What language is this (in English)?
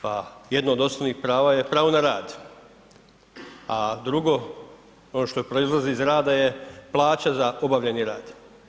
Croatian